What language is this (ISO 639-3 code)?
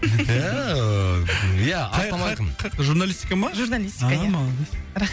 kaz